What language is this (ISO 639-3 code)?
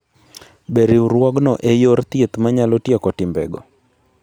luo